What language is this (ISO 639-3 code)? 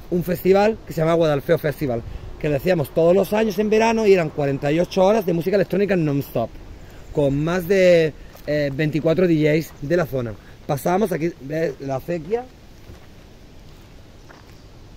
spa